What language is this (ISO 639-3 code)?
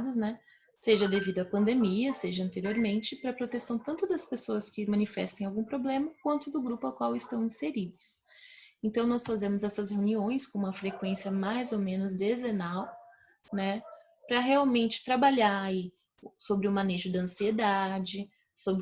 por